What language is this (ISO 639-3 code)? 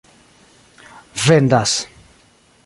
epo